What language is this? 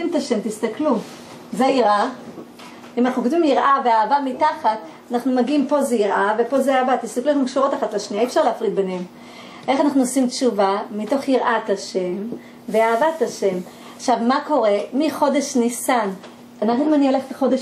Hebrew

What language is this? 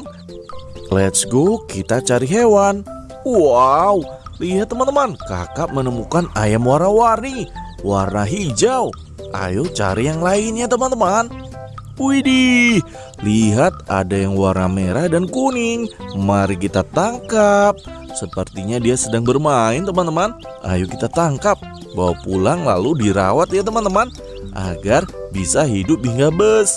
Indonesian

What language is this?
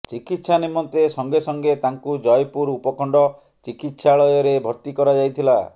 Odia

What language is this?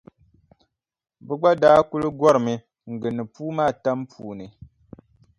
Dagbani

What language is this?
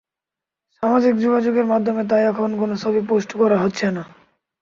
Bangla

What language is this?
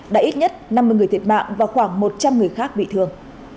Vietnamese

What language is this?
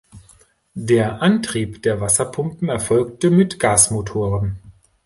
German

